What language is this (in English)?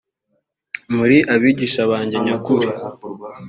Kinyarwanda